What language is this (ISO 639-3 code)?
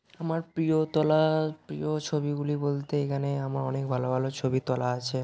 ben